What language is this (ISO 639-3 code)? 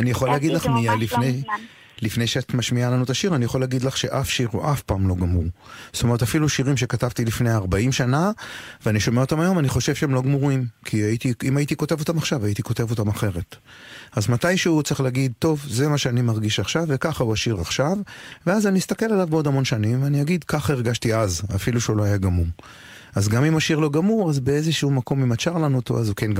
heb